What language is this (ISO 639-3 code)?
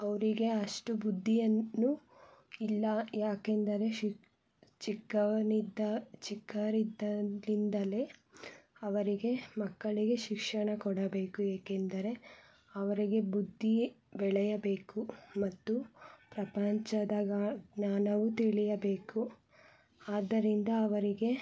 kan